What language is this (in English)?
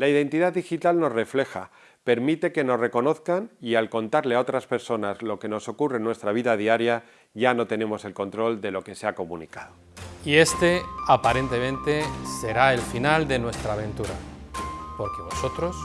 Spanish